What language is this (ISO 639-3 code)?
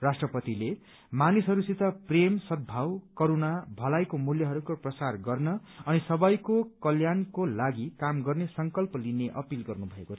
nep